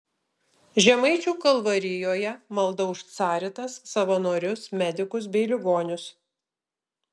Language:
Lithuanian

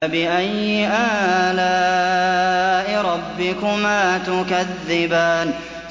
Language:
Arabic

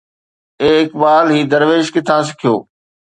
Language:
Sindhi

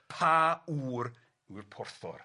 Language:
Welsh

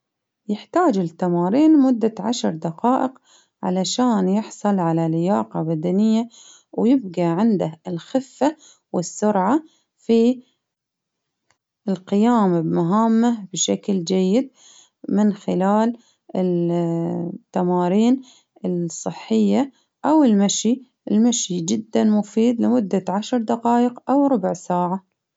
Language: Baharna Arabic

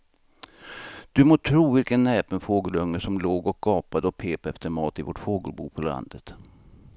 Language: Swedish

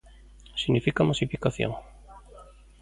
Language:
Galician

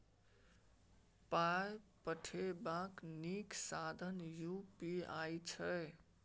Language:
Maithili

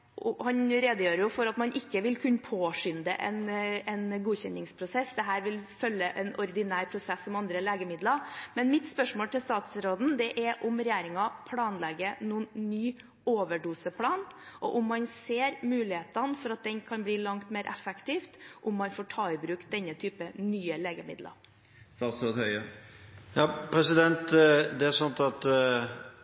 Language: Norwegian Bokmål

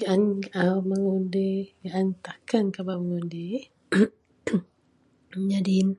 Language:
Central Melanau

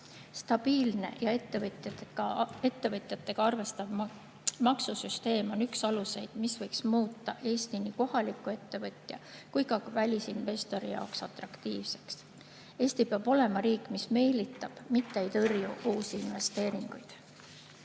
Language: Estonian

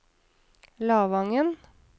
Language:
Norwegian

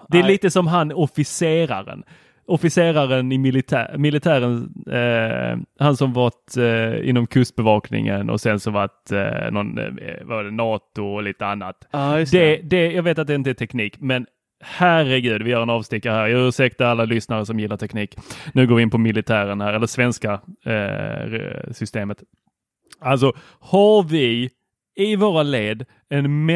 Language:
Swedish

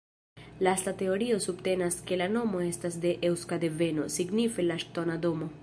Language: Esperanto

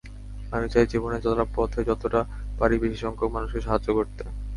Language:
Bangla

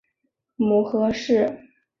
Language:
Chinese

